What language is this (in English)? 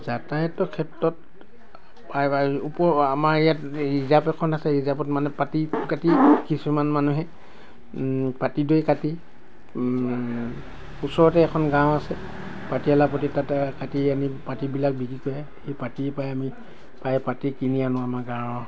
Assamese